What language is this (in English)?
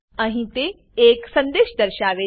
Gujarati